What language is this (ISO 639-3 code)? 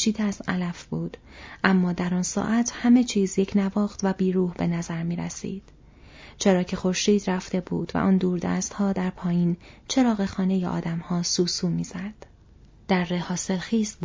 fas